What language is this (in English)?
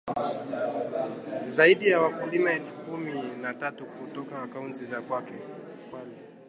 Swahili